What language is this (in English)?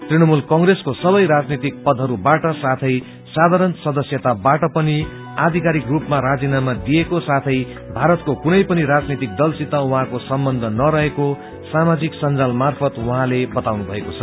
Nepali